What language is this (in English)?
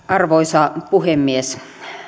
Finnish